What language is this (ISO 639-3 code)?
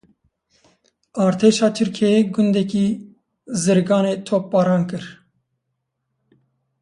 kur